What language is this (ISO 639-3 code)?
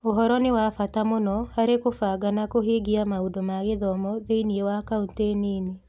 kik